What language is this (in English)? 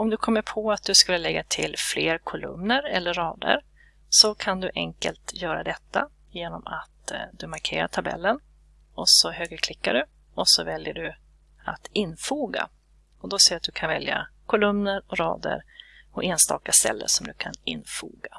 Swedish